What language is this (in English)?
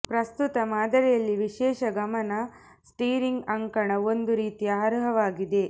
Kannada